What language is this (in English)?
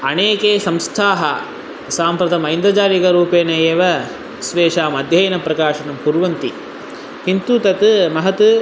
Sanskrit